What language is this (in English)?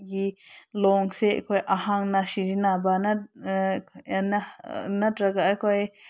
Manipuri